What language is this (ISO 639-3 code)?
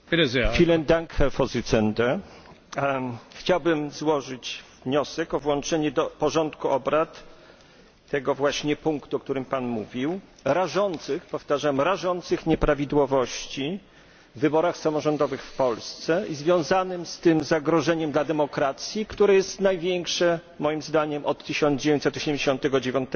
pol